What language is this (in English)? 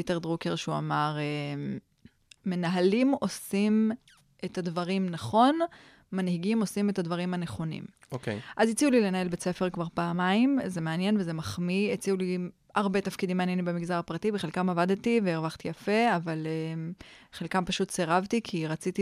Hebrew